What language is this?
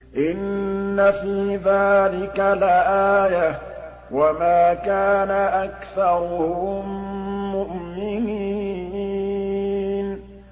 Arabic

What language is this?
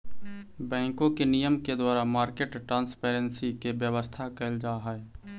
Magahi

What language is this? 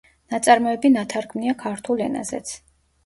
Georgian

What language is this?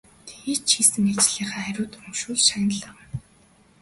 Mongolian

